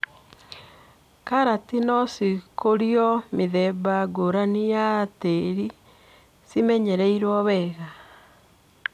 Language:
Kikuyu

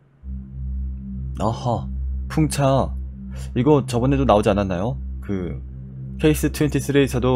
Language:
Korean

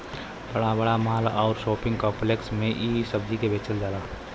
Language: Bhojpuri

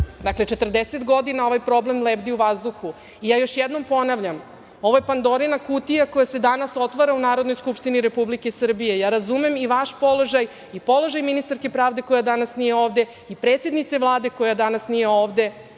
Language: Serbian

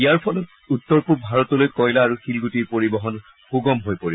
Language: Assamese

